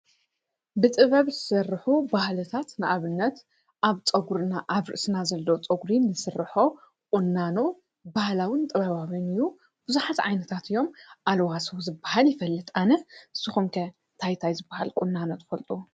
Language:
Tigrinya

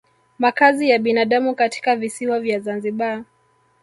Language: Swahili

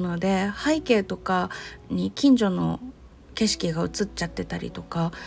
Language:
Japanese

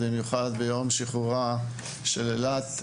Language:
Hebrew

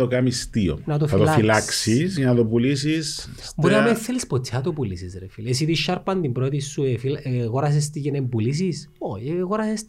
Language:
Greek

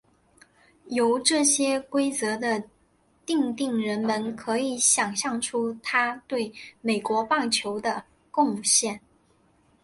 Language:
Chinese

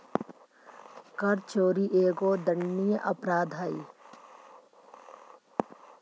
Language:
Magahi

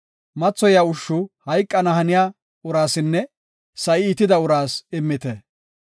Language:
Gofa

